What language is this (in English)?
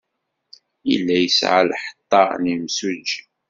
Kabyle